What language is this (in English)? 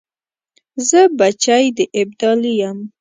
Pashto